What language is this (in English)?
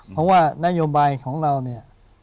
Thai